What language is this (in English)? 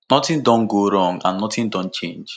Nigerian Pidgin